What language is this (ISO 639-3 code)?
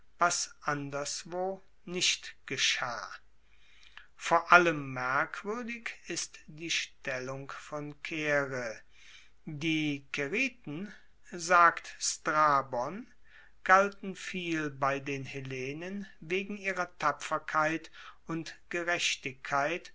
deu